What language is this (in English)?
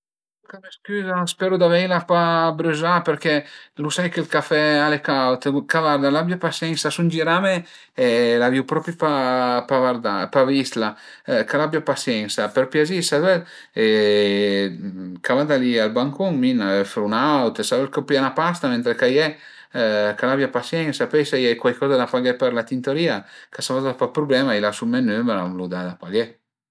Piedmontese